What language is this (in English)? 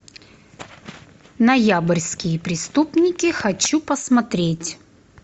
Russian